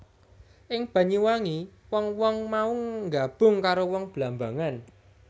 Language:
Javanese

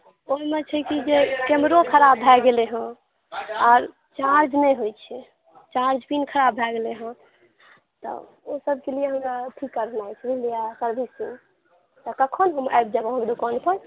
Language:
Maithili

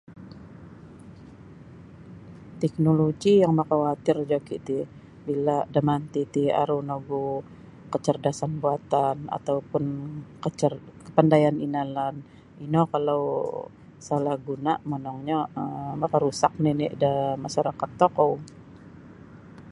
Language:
Sabah Bisaya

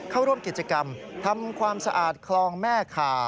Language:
Thai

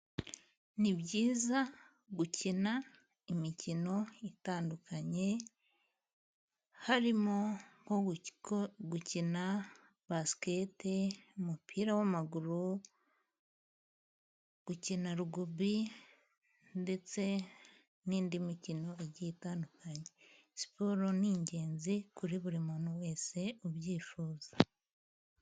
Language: Kinyarwanda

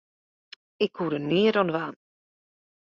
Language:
Western Frisian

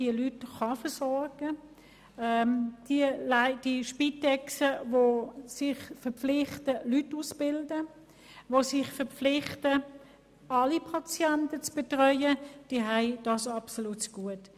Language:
Swiss German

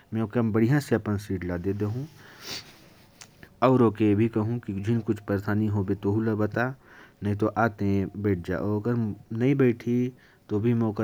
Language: Korwa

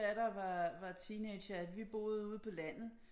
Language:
Danish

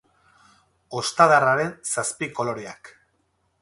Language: Basque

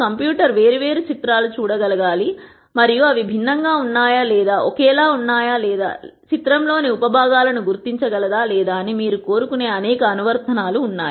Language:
Telugu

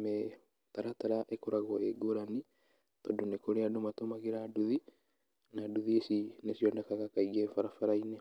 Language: Kikuyu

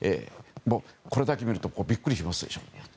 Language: Japanese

